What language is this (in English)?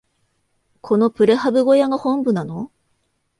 Japanese